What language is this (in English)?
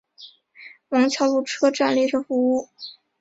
Chinese